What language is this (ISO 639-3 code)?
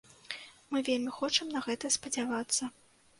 bel